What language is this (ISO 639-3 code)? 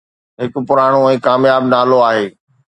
snd